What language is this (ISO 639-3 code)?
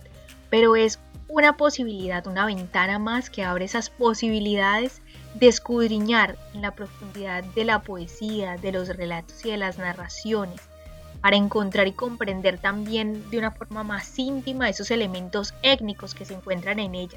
spa